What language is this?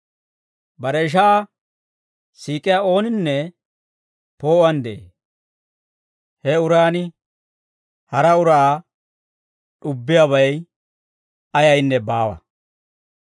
Dawro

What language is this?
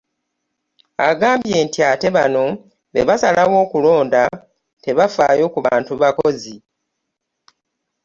Ganda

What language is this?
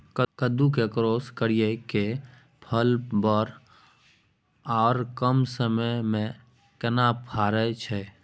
Maithili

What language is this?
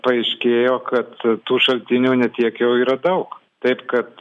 Lithuanian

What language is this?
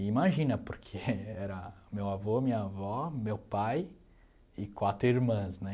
Portuguese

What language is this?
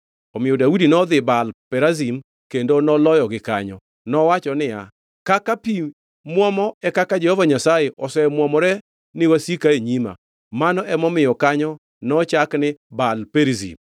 Luo (Kenya and Tanzania)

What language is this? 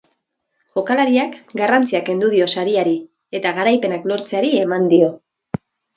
Basque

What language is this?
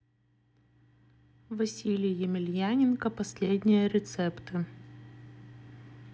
Russian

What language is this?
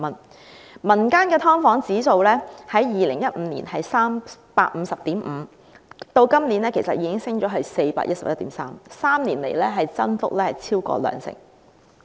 Cantonese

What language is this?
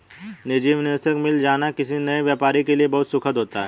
Hindi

